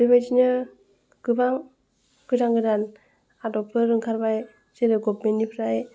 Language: Bodo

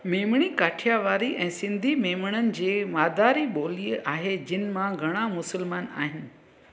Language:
Sindhi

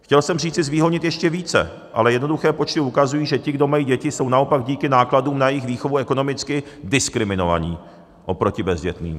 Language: Czech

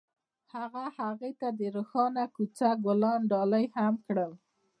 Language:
Pashto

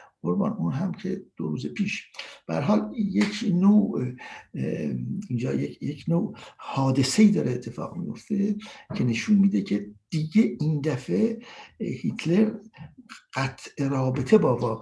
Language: Persian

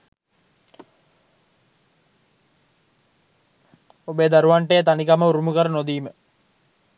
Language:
Sinhala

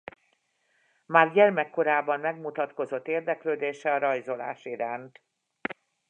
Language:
Hungarian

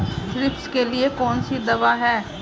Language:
Hindi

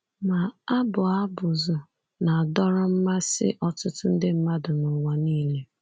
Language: Igbo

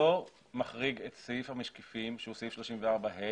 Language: Hebrew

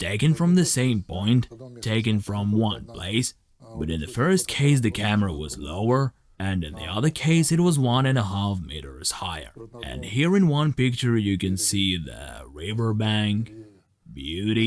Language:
English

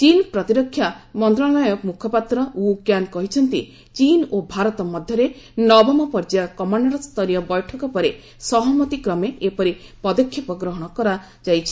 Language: Odia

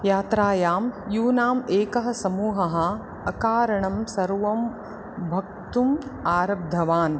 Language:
Sanskrit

